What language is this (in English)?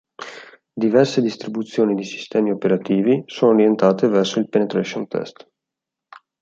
Italian